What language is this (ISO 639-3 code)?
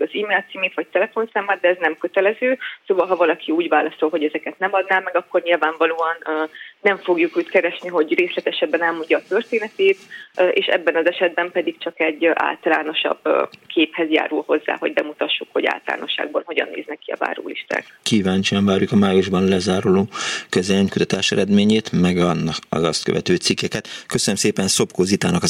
hun